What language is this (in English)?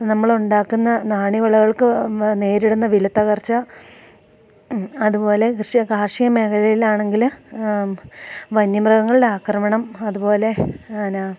Malayalam